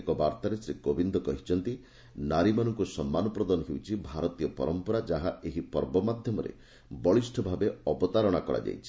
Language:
Odia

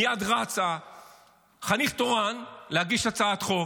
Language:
Hebrew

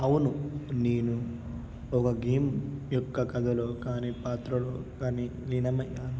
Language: Telugu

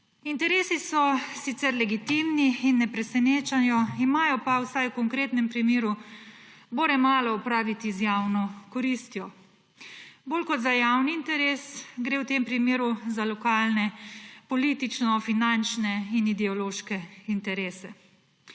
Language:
Slovenian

